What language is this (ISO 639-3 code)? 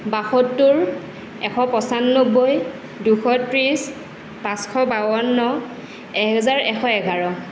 asm